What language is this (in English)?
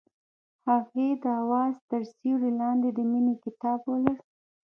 Pashto